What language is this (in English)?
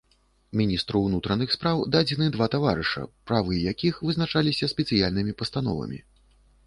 Belarusian